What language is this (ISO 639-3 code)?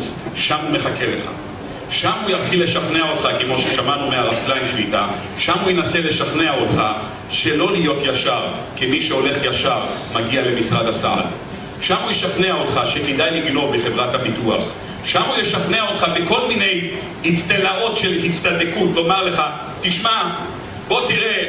heb